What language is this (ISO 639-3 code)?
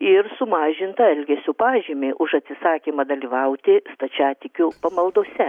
lit